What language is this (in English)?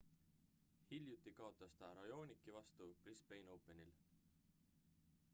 Estonian